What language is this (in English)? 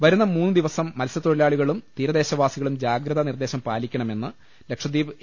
Malayalam